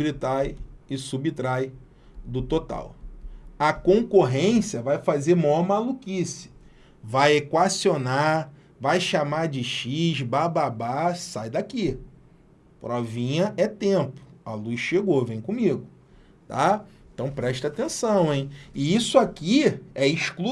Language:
Portuguese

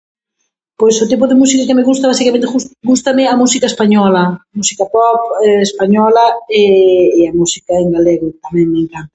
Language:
Galician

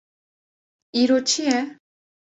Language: Kurdish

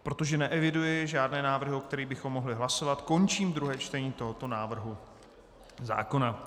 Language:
Czech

